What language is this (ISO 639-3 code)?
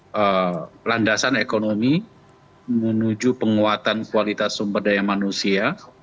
ind